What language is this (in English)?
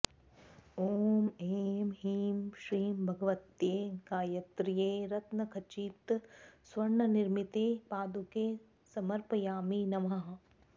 Sanskrit